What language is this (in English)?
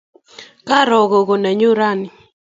Kalenjin